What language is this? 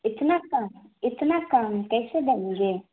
Urdu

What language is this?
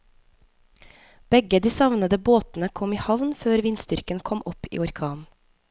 Norwegian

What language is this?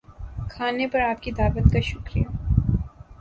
Urdu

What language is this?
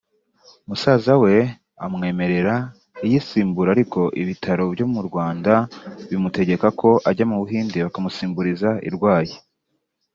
Kinyarwanda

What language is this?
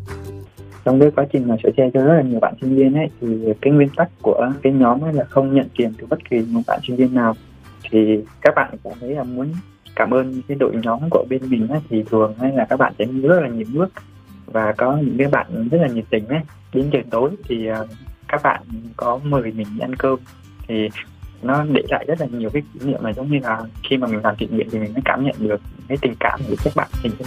Vietnamese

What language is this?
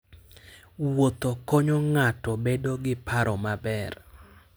Luo (Kenya and Tanzania)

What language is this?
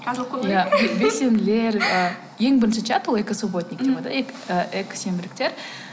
Kazakh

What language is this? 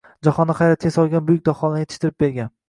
Uzbek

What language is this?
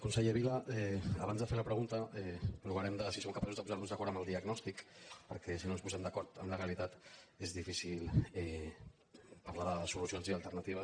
Catalan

